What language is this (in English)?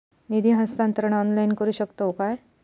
Marathi